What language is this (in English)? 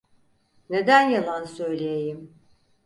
Turkish